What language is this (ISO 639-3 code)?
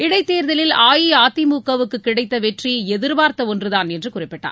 tam